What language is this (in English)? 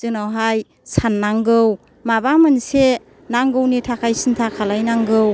Bodo